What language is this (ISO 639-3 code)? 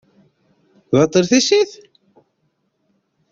kab